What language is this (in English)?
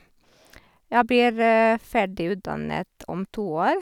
Norwegian